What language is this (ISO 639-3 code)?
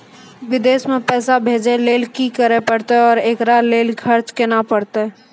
mai